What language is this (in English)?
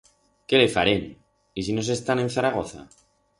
Aragonese